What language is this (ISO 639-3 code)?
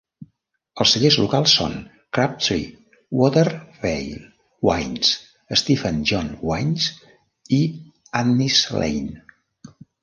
cat